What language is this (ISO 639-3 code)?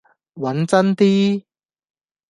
yue